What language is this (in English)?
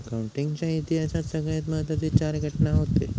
Marathi